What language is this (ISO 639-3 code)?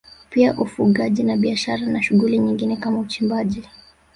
swa